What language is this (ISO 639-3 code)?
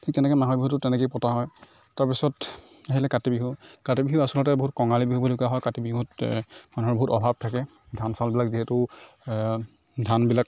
asm